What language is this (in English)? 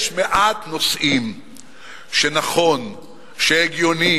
Hebrew